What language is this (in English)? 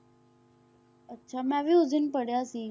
Punjabi